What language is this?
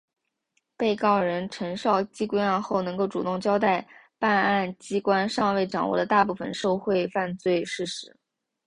Chinese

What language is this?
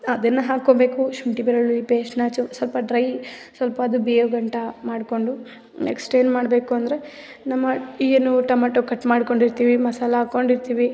Kannada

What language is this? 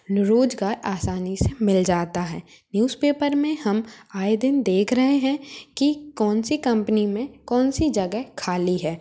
Hindi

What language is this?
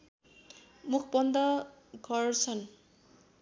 Nepali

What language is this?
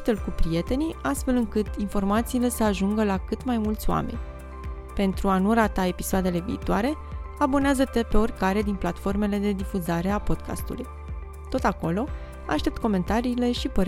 Romanian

